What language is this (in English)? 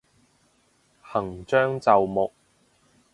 Cantonese